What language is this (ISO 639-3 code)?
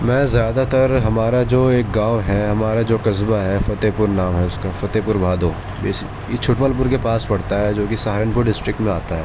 urd